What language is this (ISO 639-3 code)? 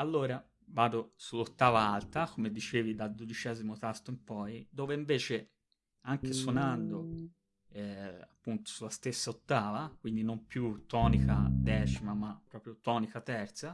ita